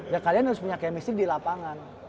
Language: Indonesian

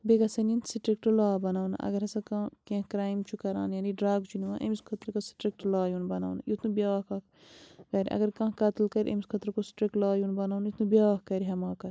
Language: Kashmiri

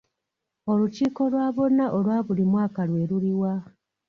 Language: Ganda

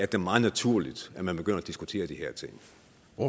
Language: Danish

